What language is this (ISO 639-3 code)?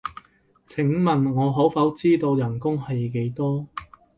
yue